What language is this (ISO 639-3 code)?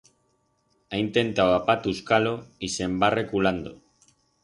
arg